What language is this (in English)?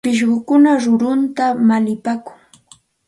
Santa Ana de Tusi Pasco Quechua